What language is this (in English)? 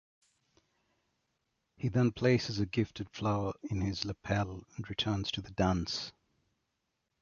English